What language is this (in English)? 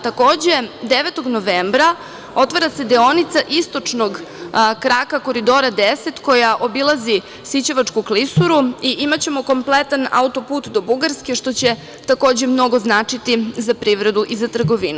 Serbian